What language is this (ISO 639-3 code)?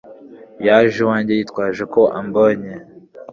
kin